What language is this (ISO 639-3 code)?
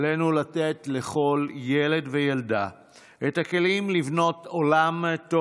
heb